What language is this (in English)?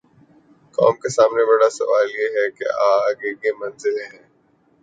Urdu